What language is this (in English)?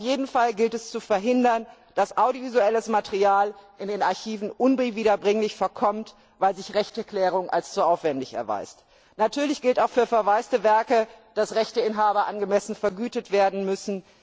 German